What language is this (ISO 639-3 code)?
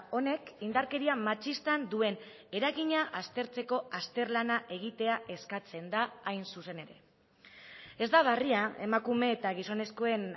eus